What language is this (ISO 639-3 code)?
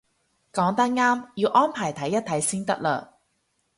yue